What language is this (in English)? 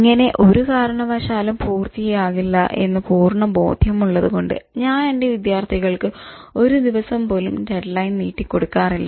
Malayalam